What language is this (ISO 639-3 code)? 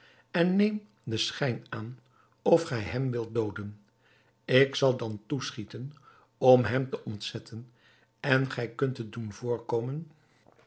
nld